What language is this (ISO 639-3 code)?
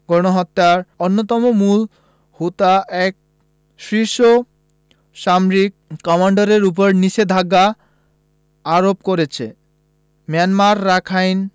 ben